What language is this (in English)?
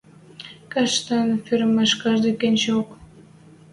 Western Mari